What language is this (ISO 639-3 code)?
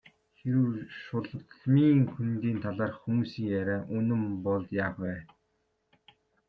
mon